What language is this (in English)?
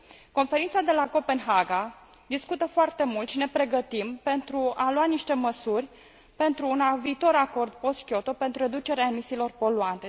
Romanian